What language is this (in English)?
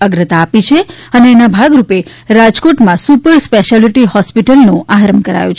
Gujarati